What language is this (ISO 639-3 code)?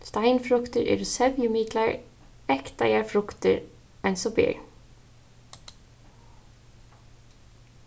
fao